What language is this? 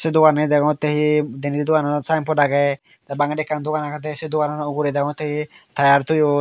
Chakma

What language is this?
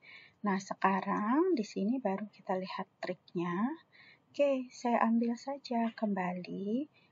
Indonesian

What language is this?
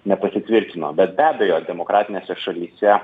Lithuanian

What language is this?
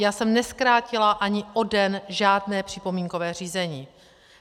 Czech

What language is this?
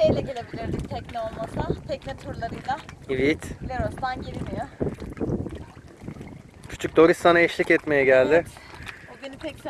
Turkish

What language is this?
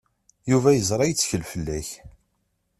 Kabyle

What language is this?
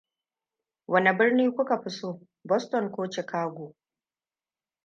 Hausa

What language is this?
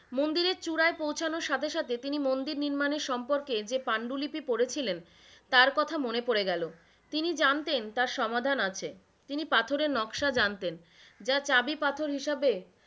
Bangla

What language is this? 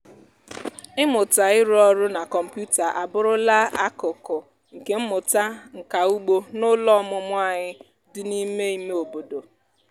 Igbo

